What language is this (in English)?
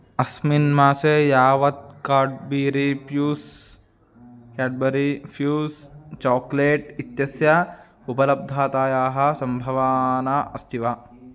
Sanskrit